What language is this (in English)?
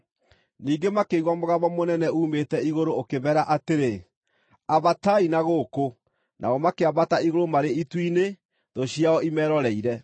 Kikuyu